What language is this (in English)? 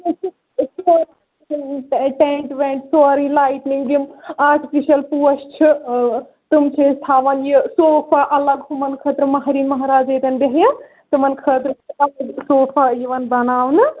Kashmiri